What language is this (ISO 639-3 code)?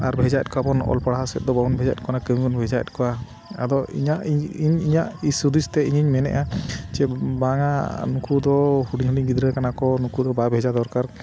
sat